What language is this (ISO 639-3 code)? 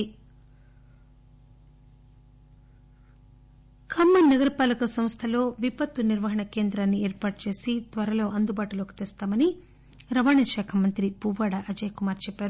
tel